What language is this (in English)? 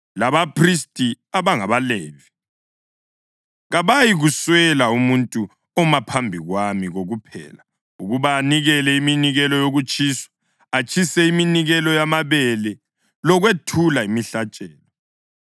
North Ndebele